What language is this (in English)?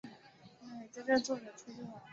Chinese